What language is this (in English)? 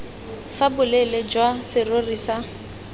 Tswana